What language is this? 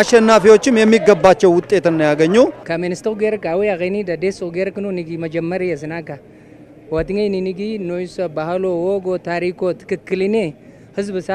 Arabic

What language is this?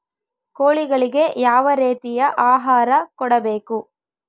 Kannada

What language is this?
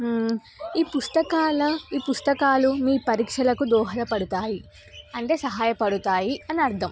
Telugu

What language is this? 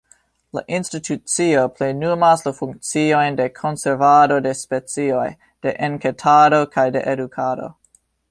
Esperanto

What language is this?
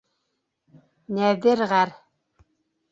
Bashkir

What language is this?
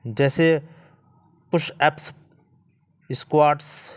Urdu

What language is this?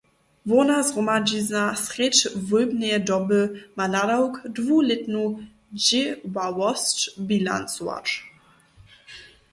Upper Sorbian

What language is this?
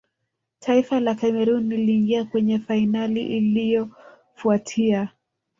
Swahili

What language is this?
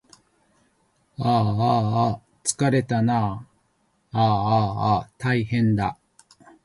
Japanese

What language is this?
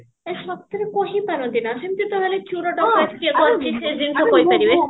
Odia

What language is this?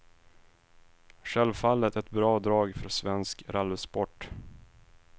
Swedish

